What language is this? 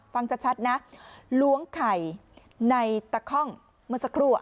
Thai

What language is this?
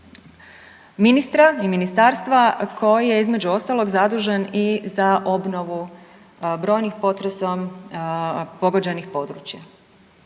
Croatian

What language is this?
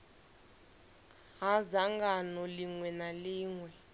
Venda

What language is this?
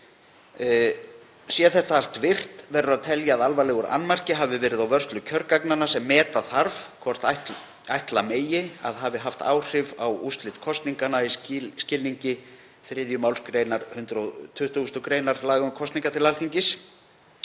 Icelandic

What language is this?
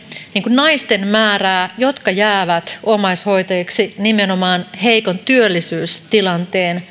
Finnish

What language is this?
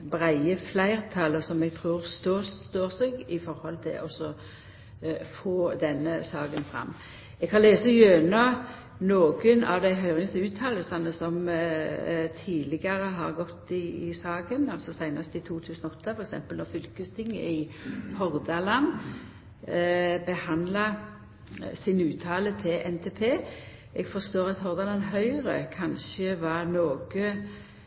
Norwegian Nynorsk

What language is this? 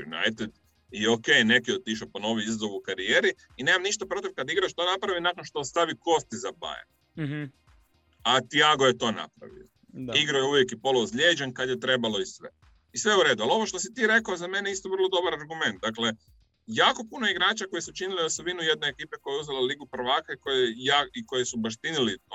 Croatian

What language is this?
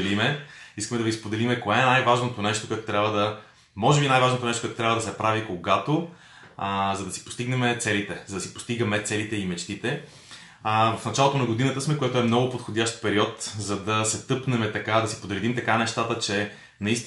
Bulgarian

